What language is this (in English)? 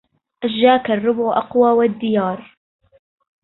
Arabic